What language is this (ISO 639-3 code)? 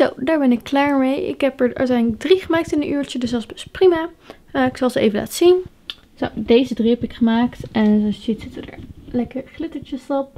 nld